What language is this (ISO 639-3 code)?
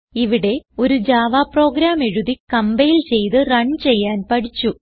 mal